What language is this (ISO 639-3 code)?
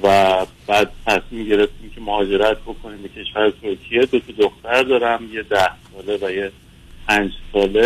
fas